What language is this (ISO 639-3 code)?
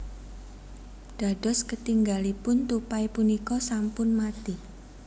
jav